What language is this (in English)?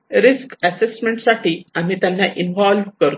Marathi